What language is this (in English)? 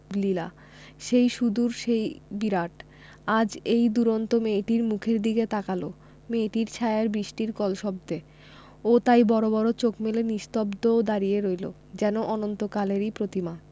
Bangla